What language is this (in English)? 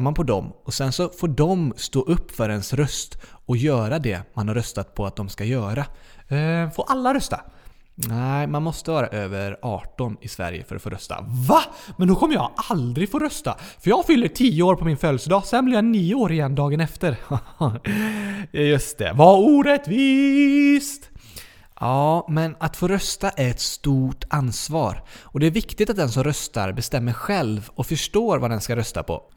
Swedish